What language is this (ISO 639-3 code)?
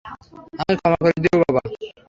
ben